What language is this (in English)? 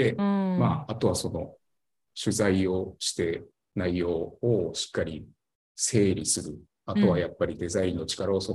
Japanese